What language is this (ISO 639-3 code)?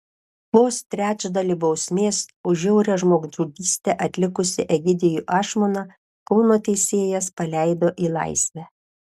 lit